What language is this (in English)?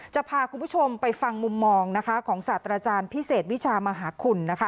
Thai